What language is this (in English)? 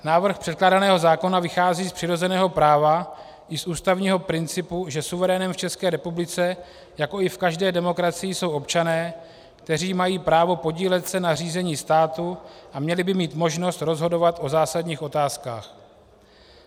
Czech